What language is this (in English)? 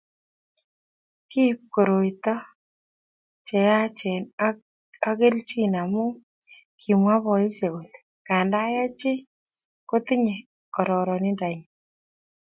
Kalenjin